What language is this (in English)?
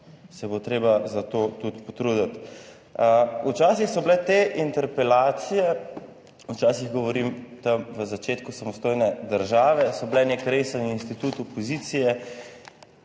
Slovenian